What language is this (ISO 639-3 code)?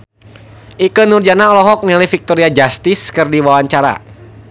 sun